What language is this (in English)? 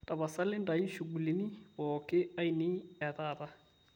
Masai